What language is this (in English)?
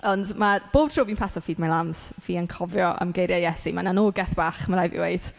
Welsh